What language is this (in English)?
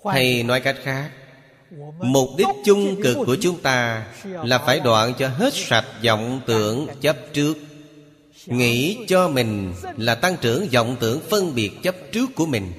Vietnamese